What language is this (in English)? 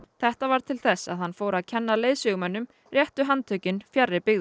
Icelandic